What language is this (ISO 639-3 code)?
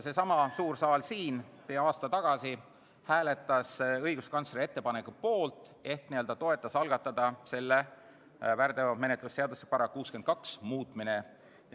est